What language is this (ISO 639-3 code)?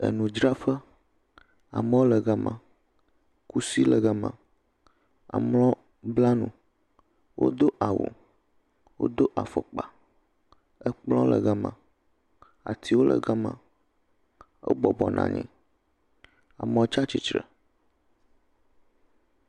ewe